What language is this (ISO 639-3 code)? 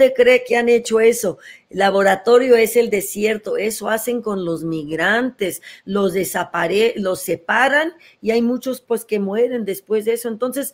spa